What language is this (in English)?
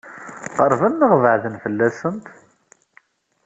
Kabyle